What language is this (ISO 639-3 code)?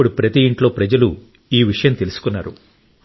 tel